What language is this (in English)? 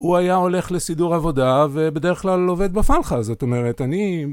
Hebrew